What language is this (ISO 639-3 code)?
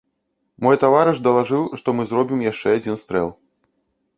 bel